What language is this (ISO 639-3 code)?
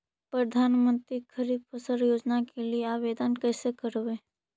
mag